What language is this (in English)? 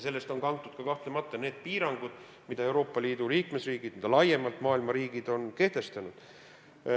Estonian